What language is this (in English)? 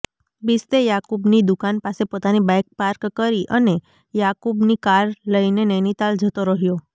Gujarati